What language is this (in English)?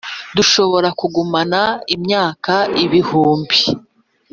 Kinyarwanda